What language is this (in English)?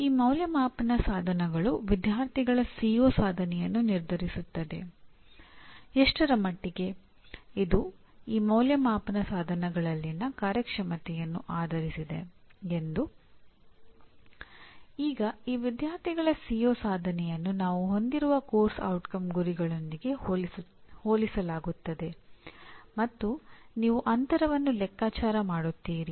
Kannada